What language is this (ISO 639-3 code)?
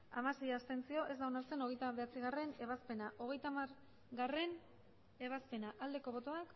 eus